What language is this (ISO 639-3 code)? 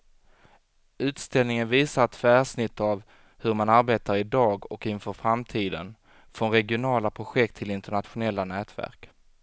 swe